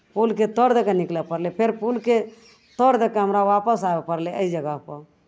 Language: Maithili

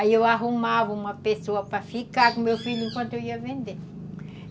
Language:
Portuguese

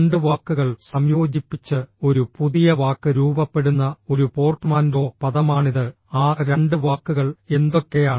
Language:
Malayalam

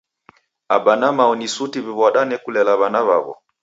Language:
Taita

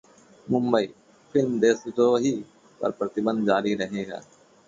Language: Hindi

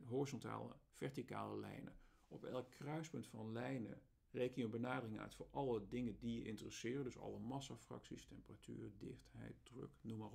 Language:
Dutch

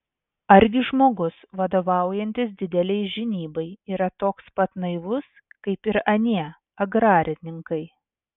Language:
Lithuanian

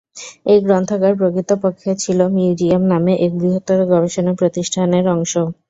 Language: Bangla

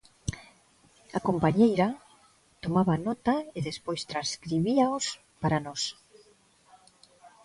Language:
Galician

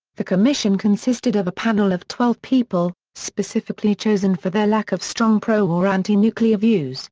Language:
English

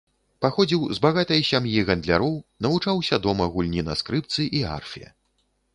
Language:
Belarusian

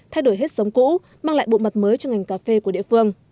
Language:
Vietnamese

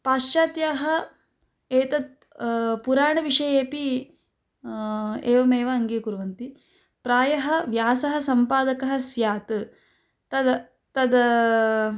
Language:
Sanskrit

